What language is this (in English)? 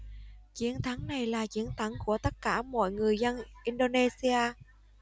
Vietnamese